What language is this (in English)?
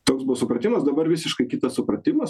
Lithuanian